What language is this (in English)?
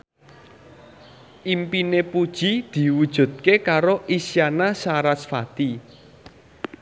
Javanese